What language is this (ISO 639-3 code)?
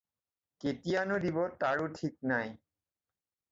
asm